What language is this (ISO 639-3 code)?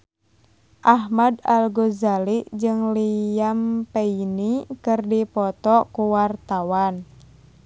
sun